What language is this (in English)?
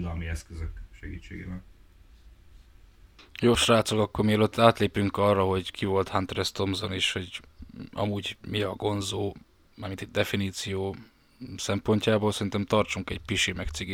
Hungarian